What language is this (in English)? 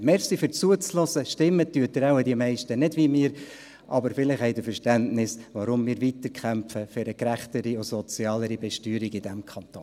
Swiss German